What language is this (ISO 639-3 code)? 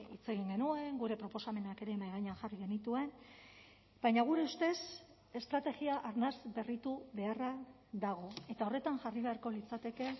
eus